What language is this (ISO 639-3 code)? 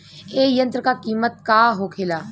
bho